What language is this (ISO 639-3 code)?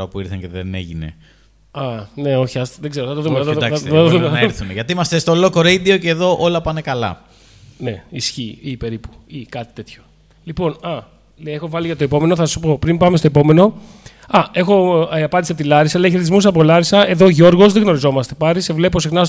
ell